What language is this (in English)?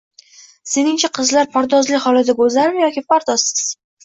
Uzbek